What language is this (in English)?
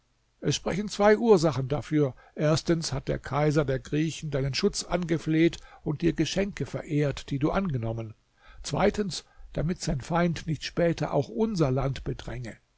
German